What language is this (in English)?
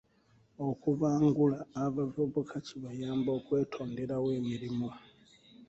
Ganda